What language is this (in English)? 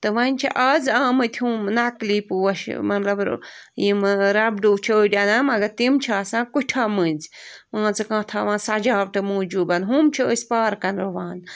Kashmiri